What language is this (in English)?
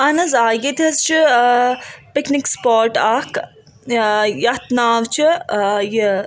Kashmiri